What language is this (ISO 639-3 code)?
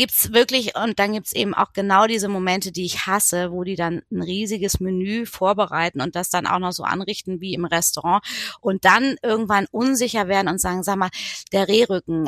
deu